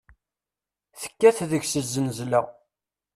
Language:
Kabyle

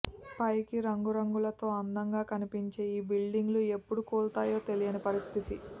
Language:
Telugu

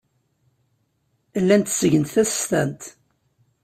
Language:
Kabyle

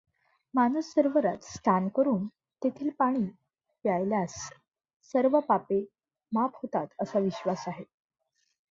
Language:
Marathi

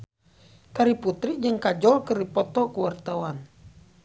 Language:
Sundanese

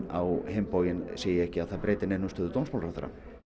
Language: Icelandic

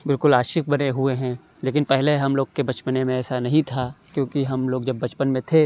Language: Urdu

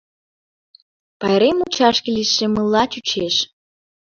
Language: Mari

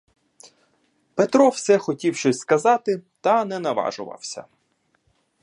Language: Ukrainian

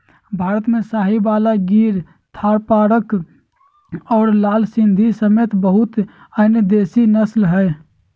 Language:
Magahi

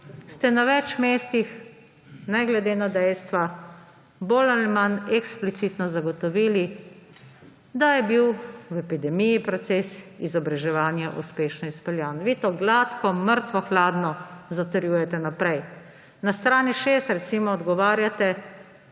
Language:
Slovenian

